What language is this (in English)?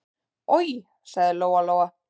Icelandic